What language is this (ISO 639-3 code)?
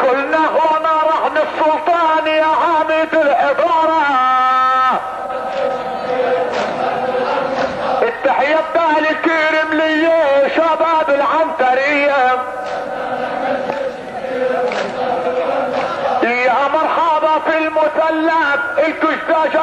ara